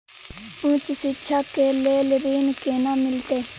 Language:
Maithili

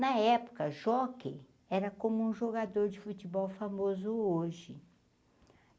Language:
Portuguese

